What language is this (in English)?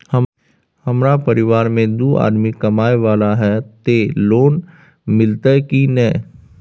Maithili